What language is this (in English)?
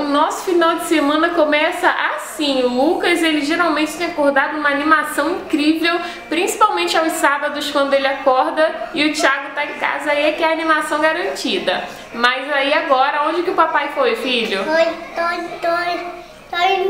Portuguese